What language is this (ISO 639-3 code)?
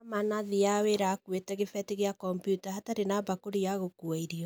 kik